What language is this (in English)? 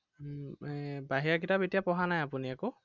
Assamese